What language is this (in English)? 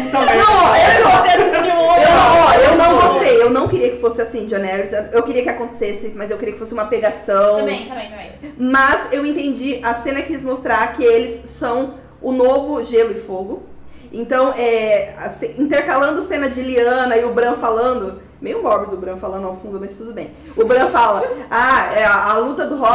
Portuguese